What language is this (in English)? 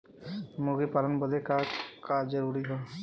Bhojpuri